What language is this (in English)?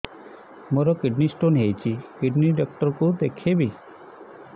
Odia